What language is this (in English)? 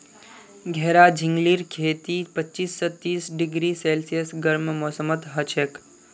Magahi